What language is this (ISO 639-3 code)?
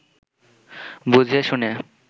ben